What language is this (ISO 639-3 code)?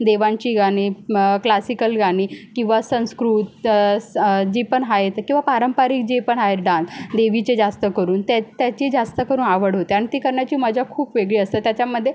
mar